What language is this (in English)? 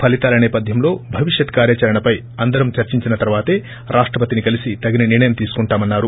Telugu